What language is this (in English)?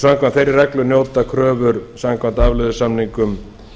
Icelandic